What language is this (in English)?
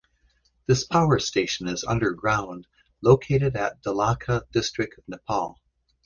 English